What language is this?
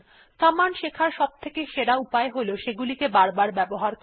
Bangla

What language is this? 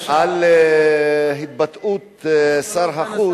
Hebrew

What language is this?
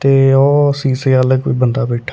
Punjabi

